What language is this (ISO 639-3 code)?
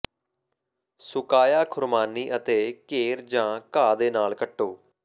pan